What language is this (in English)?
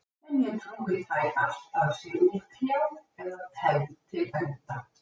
Icelandic